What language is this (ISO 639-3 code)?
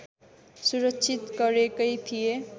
nep